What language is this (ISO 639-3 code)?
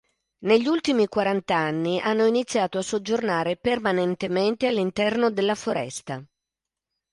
ita